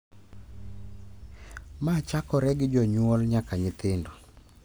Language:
Luo (Kenya and Tanzania)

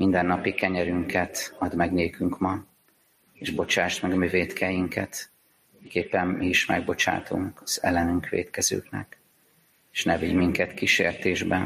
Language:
Hungarian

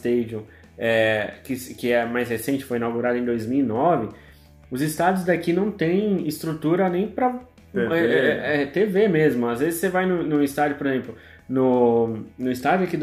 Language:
Portuguese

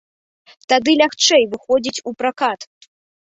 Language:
Belarusian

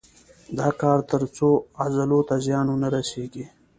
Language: Pashto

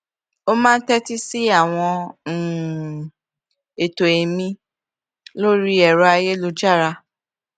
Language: Yoruba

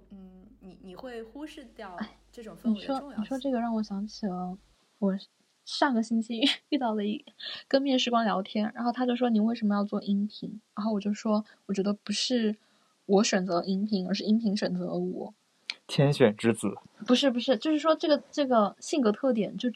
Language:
Chinese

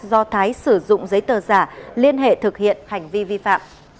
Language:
Vietnamese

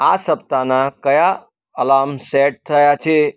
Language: Gujarati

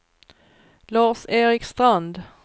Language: Swedish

